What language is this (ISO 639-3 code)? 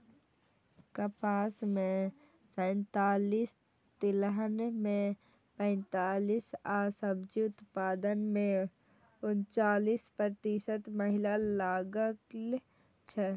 mai